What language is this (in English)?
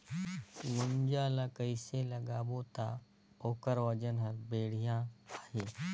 Chhattisgarhi